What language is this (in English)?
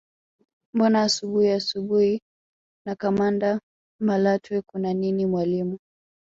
Swahili